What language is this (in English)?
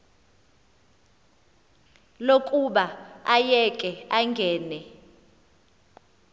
Xhosa